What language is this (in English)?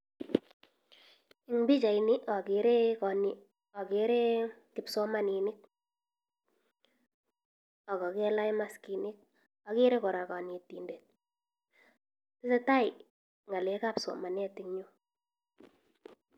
Kalenjin